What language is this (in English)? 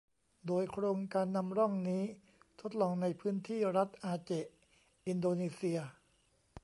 Thai